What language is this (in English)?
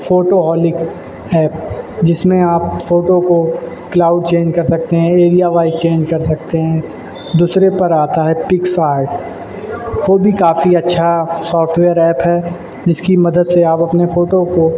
Urdu